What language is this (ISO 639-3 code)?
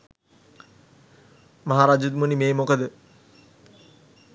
sin